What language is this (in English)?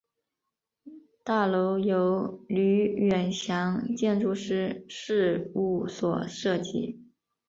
Chinese